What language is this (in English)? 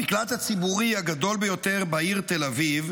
Hebrew